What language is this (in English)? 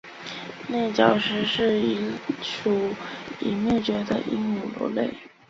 Chinese